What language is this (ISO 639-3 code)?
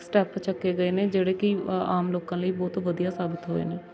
pan